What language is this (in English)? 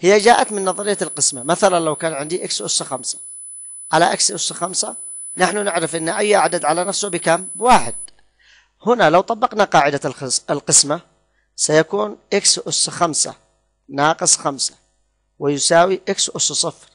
Arabic